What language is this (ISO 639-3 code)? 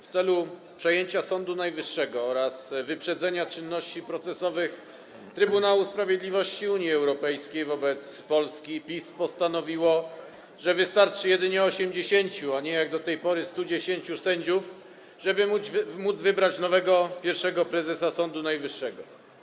pol